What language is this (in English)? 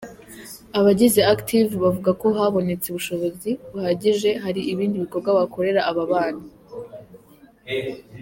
Kinyarwanda